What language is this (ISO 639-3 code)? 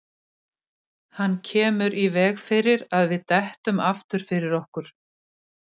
isl